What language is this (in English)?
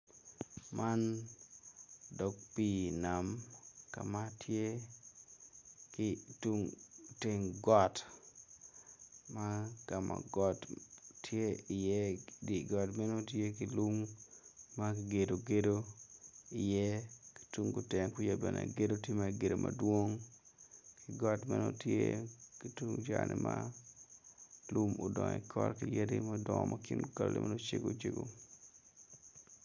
Acoli